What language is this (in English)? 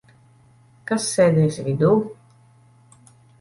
Latvian